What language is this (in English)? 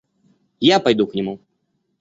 Russian